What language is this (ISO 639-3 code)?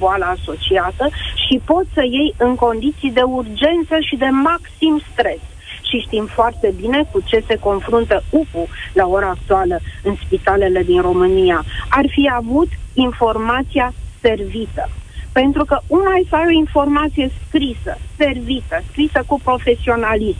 ron